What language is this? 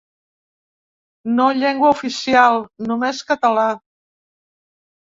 Catalan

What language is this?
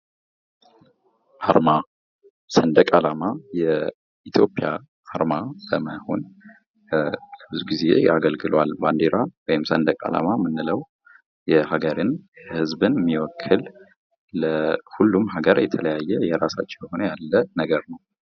Amharic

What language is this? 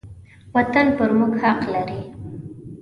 Pashto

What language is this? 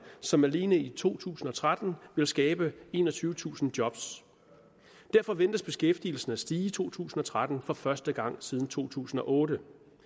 Danish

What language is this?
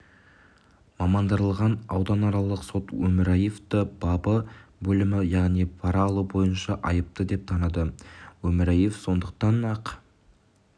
Kazakh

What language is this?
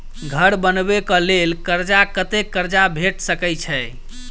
Maithili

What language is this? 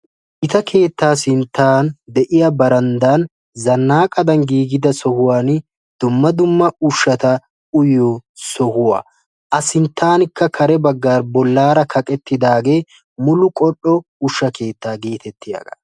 Wolaytta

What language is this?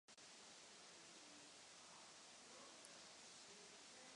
Czech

